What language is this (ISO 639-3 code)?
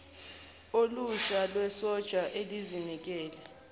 zul